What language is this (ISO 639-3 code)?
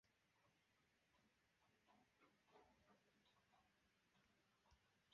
uzb